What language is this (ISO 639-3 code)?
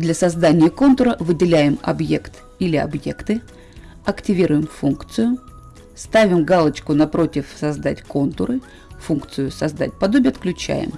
rus